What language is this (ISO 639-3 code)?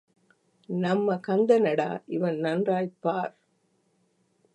tam